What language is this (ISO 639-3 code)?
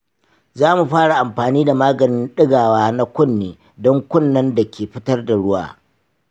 hau